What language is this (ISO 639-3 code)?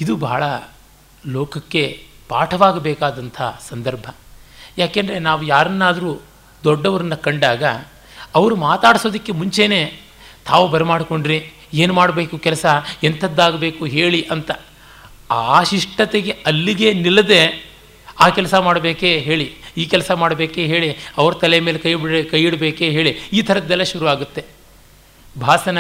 kan